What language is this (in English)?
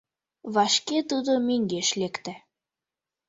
Mari